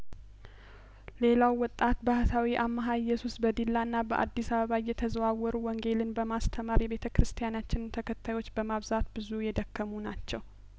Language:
Amharic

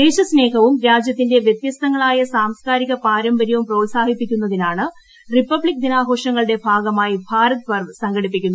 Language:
Malayalam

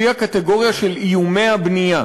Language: Hebrew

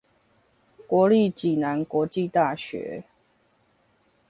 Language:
Chinese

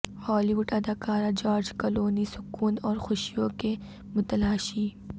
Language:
Urdu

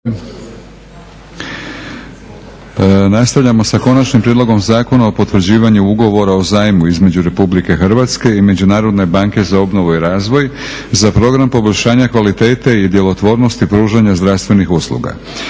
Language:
Croatian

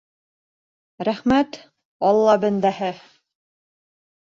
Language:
Bashkir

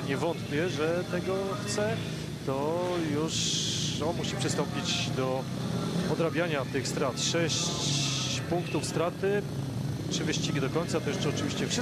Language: Polish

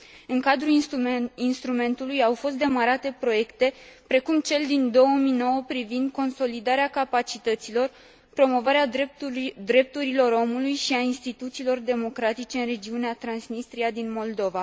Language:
Romanian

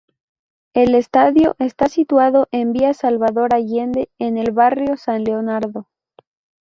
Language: Spanish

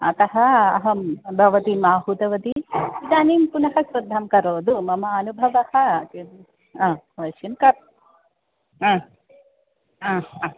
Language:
Sanskrit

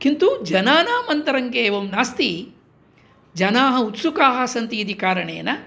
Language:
Sanskrit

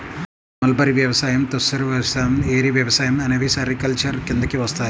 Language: Telugu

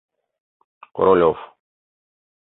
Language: Mari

